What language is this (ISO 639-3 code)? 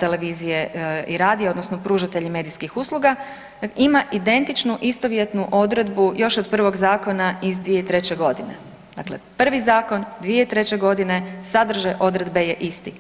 hrv